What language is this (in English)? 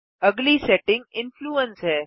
Hindi